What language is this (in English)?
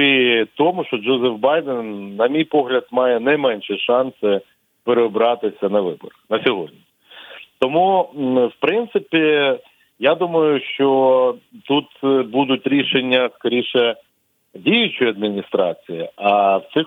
Ukrainian